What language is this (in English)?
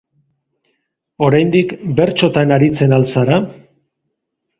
Basque